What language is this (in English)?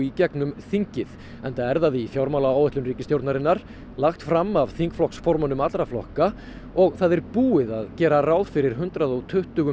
Icelandic